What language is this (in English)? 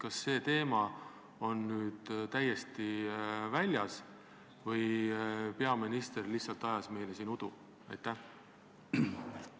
Estonian